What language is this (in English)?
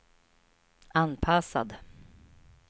Swedish